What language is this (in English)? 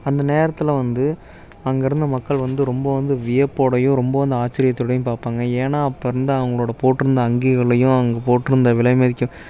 Tamil